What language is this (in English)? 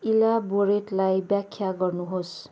Nepali